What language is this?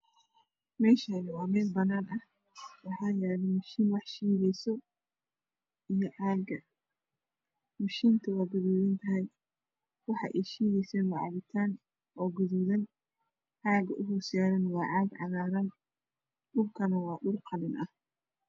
Somali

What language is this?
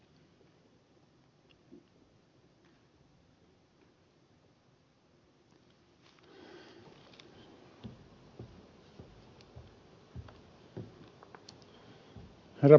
Finnish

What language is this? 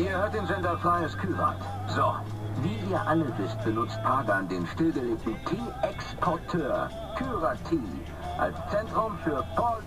German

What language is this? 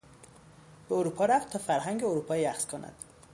Persian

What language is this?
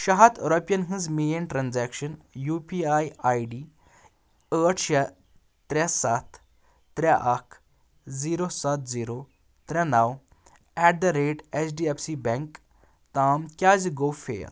Kashmiri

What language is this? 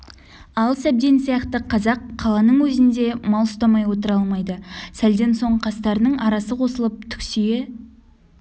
Kazakh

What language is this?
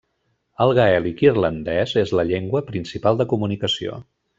Catalan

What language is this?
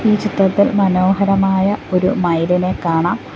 Malayalam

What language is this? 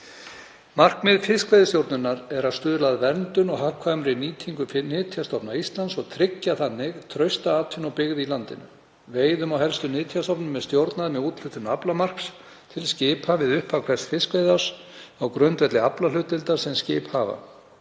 Icelandic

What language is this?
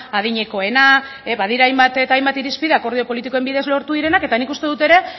Basque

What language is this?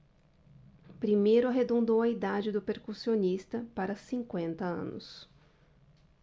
Portuguese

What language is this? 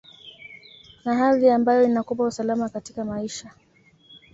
Swahili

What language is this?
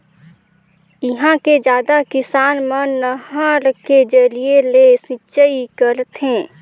Chhattisgarhi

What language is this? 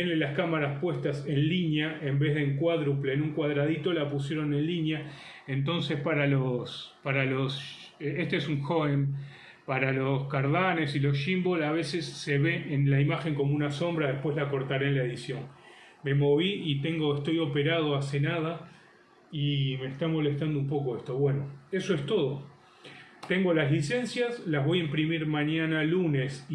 Spanish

